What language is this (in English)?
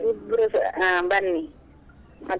Kannada